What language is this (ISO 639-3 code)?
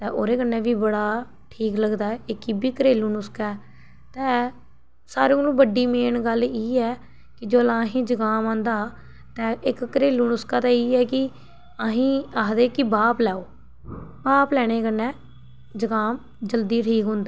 doi